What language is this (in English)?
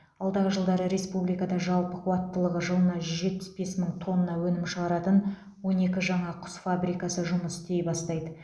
Kazakh